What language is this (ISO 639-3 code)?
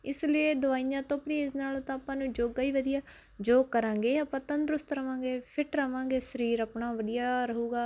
pan